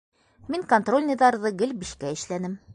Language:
Bashkir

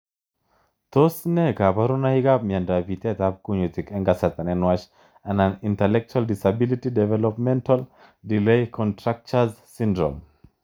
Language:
Kalenjin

